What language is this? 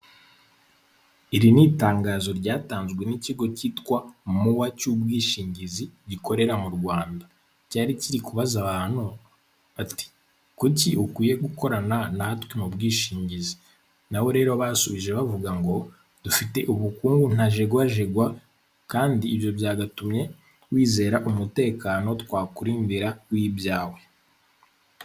Kinyarwanda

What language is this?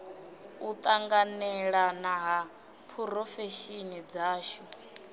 Venda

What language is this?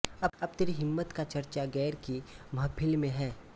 Hindi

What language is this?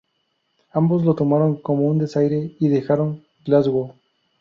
Spanish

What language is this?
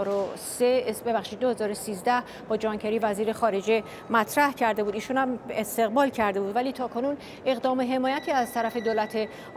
Persian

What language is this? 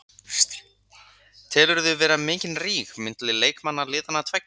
Icelandic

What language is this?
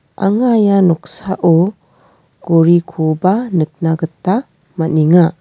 Garo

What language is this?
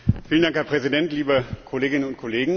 German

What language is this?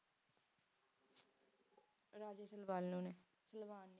Punjabi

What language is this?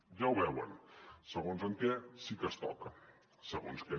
Catalan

